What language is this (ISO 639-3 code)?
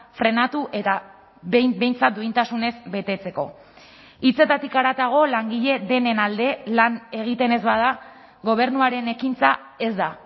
eus